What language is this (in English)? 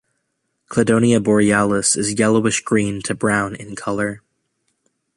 English